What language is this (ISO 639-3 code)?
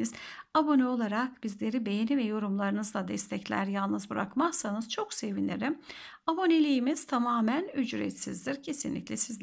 tur